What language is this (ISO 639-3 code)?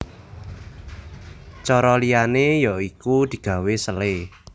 jav